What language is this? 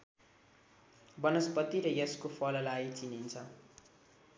Nepali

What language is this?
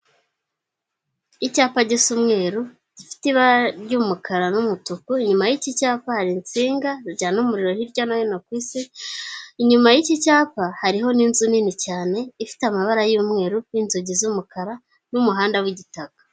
Kinyarwanda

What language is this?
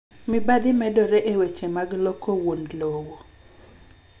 Luo (Kenya and Tanzania)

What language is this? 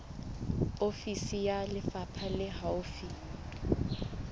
Southern Sotho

